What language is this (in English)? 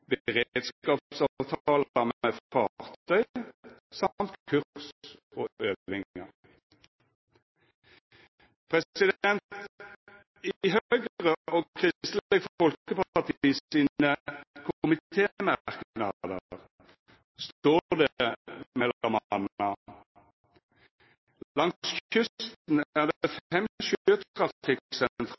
Norwegian Nynorsk